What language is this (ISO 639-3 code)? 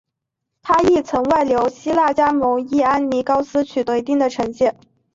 zho